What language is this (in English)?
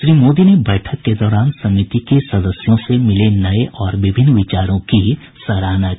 Hindi